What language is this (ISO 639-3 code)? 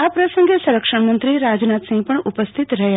guj